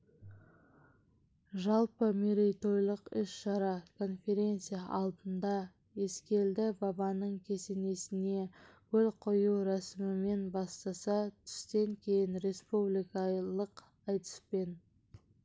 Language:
Kazakh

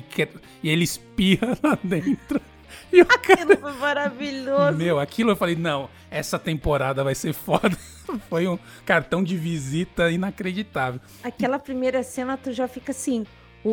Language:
Portuguese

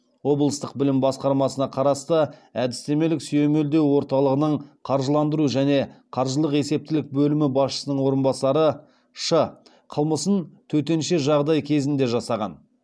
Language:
Kazakh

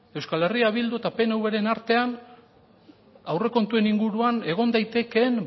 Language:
Basque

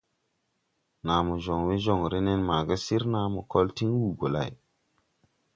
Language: Tupuri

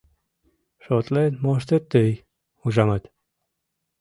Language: Mari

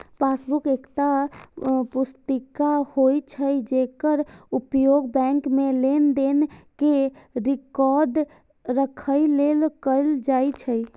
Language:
Maithili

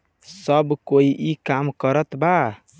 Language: Bhojpuri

